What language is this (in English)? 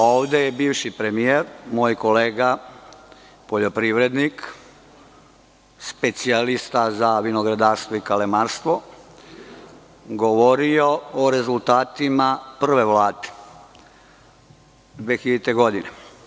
Serbian